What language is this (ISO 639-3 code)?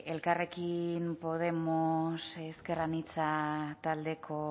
eus